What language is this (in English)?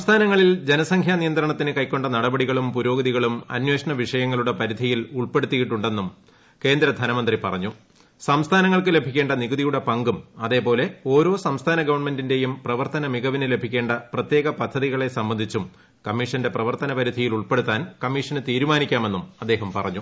Malayalam